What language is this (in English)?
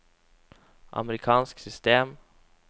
Norwegian